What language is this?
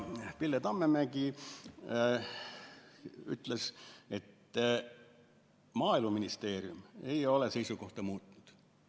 Estonian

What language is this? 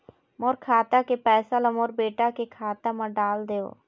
Chhattisgarhi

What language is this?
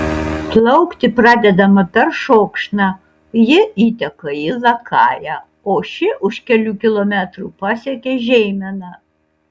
Lithuanian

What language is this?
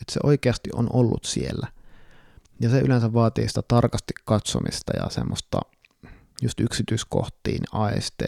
Finnish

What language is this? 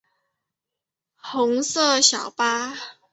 Chinese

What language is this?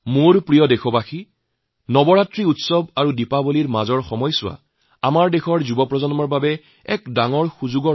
Assamese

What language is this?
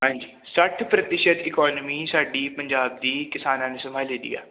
Punjabi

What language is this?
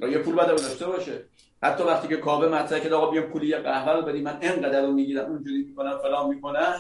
Persian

